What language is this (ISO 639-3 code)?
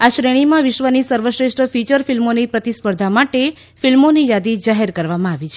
guj